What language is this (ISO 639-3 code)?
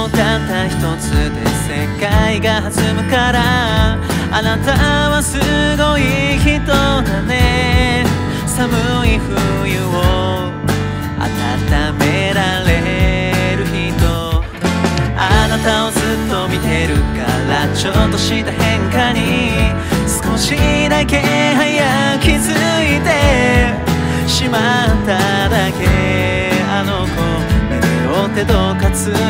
kor